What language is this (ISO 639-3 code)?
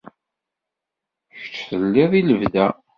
kab